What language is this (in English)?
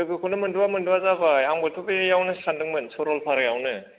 Bodo